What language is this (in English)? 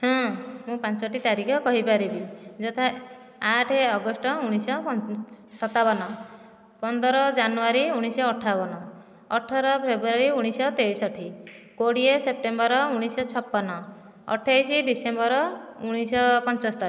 Odia